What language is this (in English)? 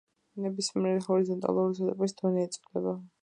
Georgian